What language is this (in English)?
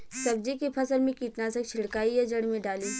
Bhojpuri